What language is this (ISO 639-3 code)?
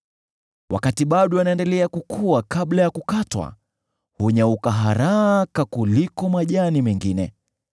swa